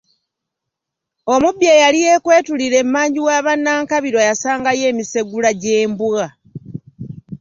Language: Ganda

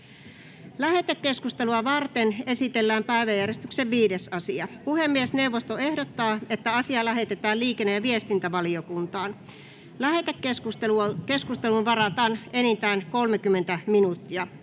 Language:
Finnish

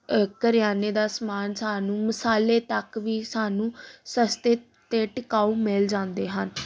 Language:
Punjabi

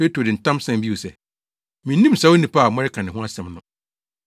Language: Akan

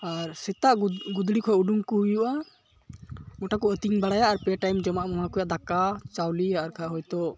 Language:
Santali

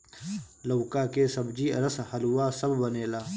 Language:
Bhojpuri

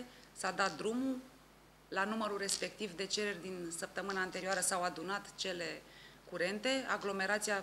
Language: Romanian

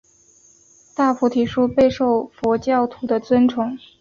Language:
Chinese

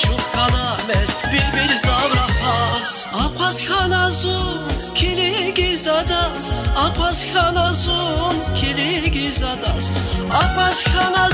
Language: Russian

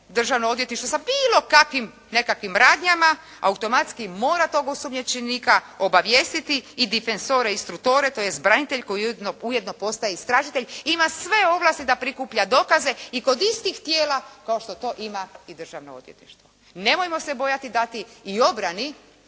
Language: Croatian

